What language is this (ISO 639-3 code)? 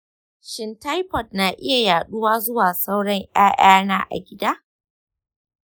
hau